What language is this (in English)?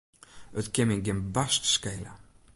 Western Frisian